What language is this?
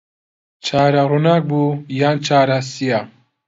Central Kurdish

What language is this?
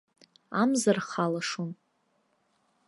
Abkhazian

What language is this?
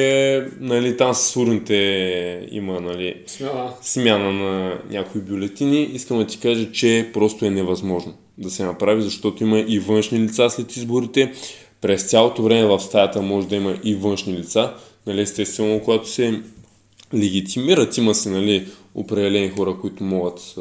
Bulgarian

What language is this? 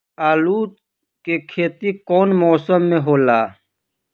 Bhojpuri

